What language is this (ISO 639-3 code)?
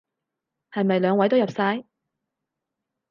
yue